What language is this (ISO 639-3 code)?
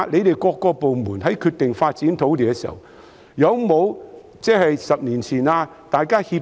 yue